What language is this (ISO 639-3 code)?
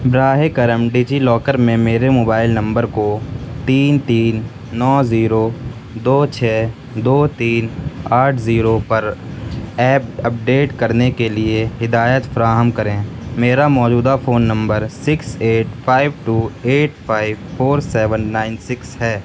urd